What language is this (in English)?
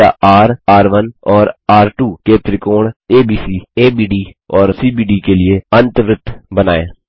Hindi